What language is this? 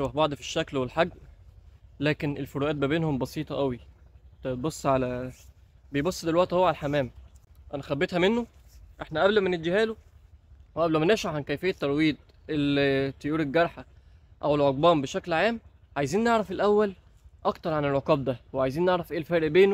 Arabic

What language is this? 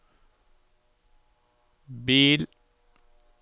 Norwegian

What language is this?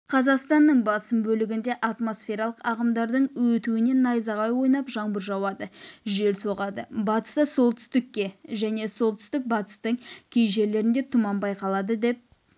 Kazakh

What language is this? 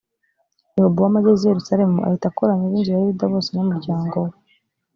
Kinyarwanda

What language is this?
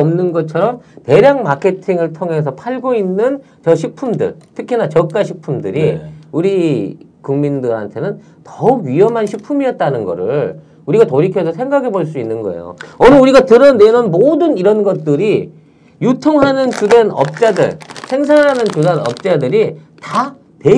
Korean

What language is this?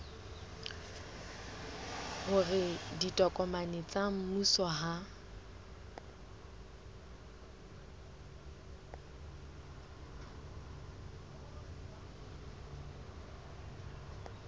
Southern Sotho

